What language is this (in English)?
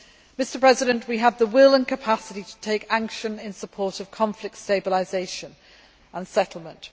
English